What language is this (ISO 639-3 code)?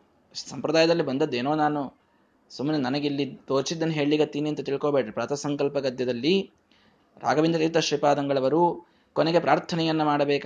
kan